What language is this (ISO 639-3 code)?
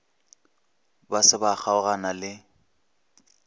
nso